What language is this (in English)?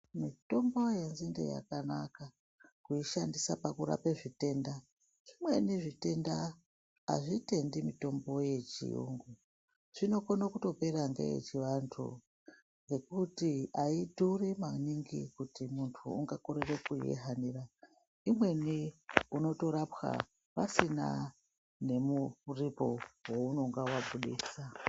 Ndau